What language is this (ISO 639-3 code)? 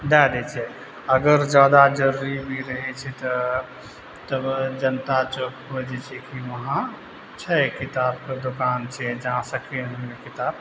mai